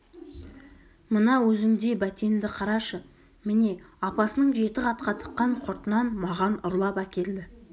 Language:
Kazakh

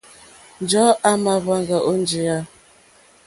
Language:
Mokpwe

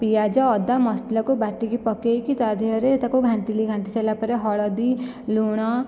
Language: Odia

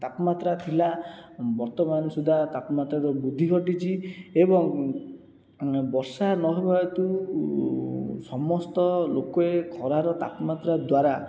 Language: Odia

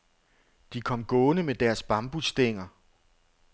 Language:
Danish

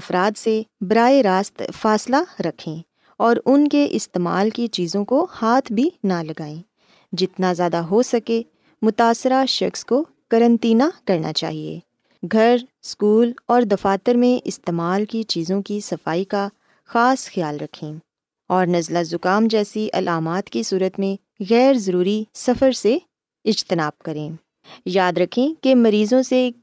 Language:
Urdu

